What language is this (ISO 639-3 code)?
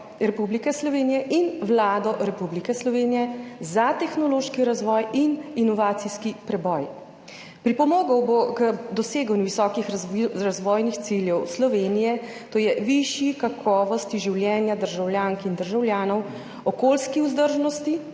slv